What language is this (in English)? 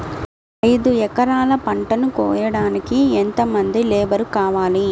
Telugu